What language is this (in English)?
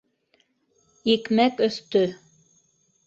Bashkir